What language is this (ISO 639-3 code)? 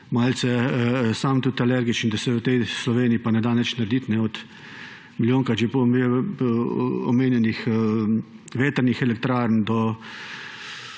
slv